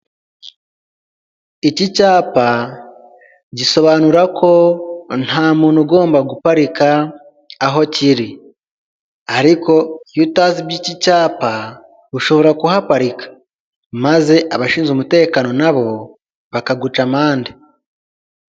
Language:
Kinyarwanda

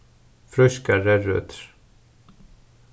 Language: Faroese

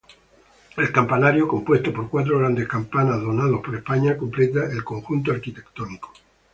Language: Spanish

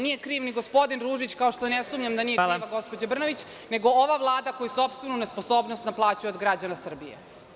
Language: Serbian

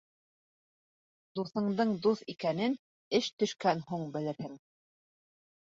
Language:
Bashkir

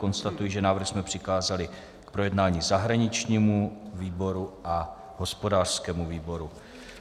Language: Czech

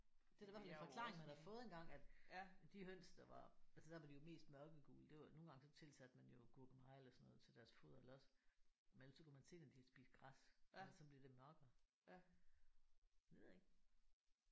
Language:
Danish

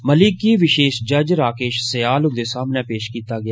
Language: Dogri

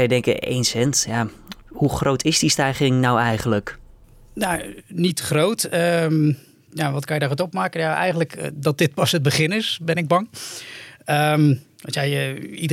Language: Dutch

